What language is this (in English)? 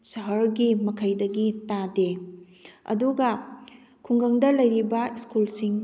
Manipuri